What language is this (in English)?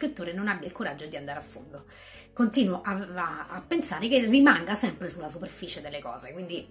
Italian